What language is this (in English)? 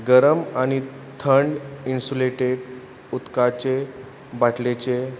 Konkani